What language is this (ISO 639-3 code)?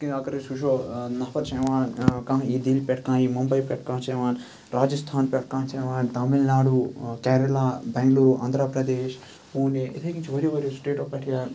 kas